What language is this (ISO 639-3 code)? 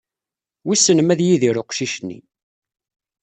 kab